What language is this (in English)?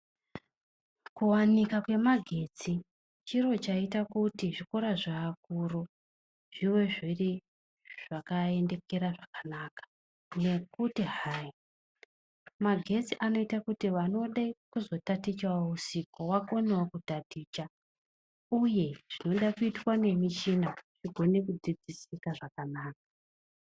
Ndau